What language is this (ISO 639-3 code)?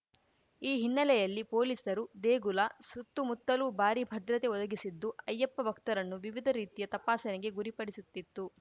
kan